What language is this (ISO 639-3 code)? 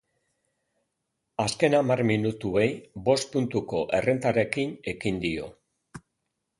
eus